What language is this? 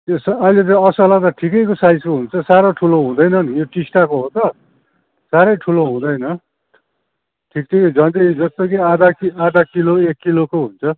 Nepali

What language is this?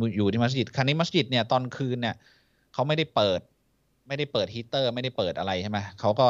Thai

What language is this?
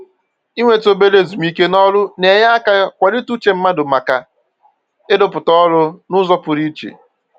Igbo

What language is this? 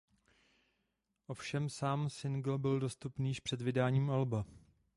Czech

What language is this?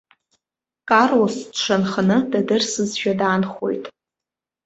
Abkhazian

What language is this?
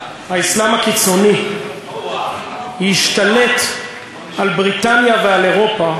Hebrew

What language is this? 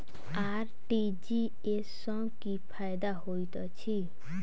Maithili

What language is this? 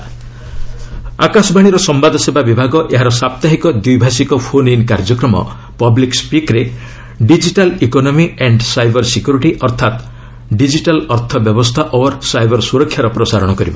Odia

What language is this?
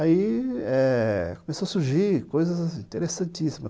Portuguese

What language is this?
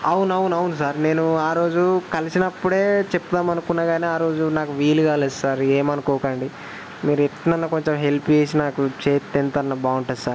Telugu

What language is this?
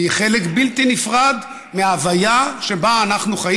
Hebrew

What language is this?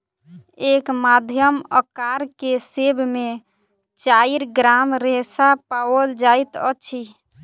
Maithili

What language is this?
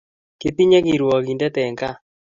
Kalenjin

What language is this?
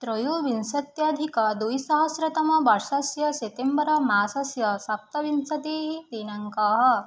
Sanskrit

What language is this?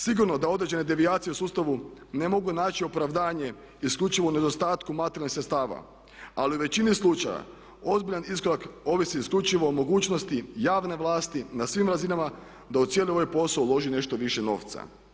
Croatian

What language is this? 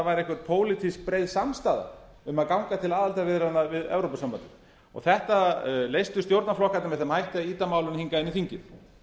Icelandic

